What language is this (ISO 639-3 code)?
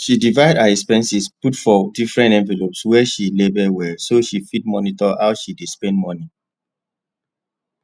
pcm